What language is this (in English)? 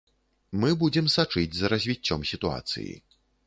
Belarusian